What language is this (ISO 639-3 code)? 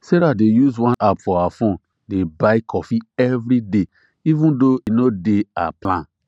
pcm